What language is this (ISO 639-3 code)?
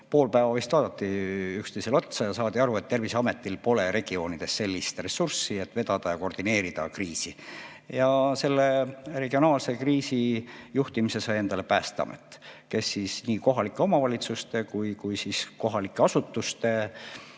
est